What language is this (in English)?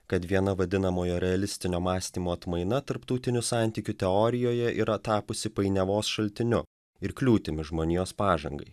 Lithuanian